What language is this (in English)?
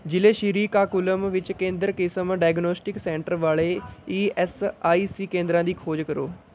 Punjabi